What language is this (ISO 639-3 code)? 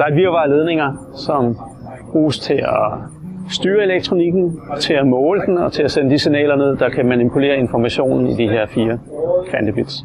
dan